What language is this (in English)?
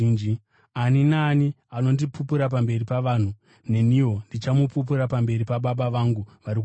Shona